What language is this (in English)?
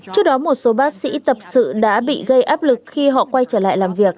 Vietnamese